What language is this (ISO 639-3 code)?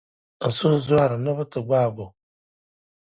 dag